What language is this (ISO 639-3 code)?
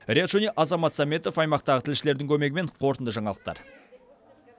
kaz